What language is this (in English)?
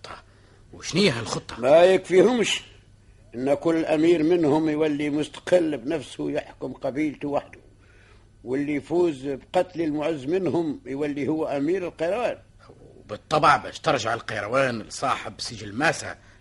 Arabic